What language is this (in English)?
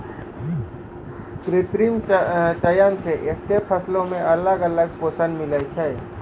Maithili